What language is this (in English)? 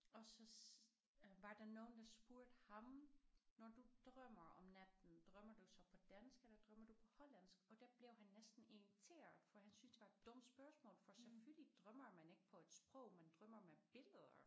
Danish